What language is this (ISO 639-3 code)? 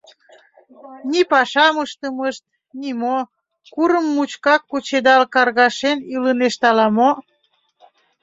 chm